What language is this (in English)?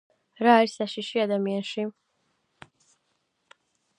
Georgian